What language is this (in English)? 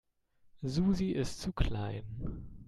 German